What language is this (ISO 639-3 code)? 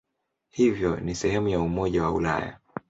swa